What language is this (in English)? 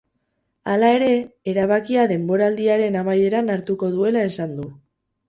Basque